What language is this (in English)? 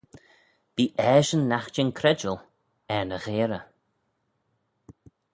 Manx